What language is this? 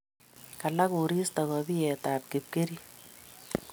Kalenjin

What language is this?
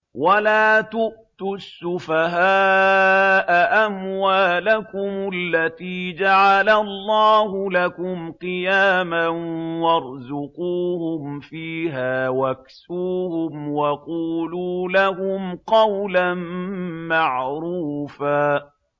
Arabic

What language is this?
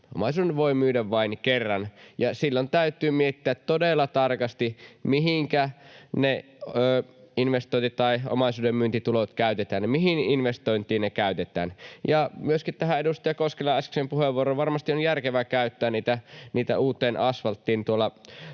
Finnish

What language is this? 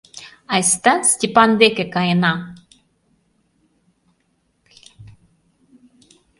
Mari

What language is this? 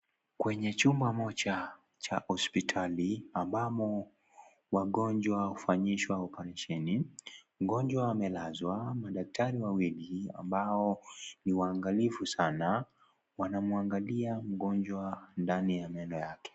Swahili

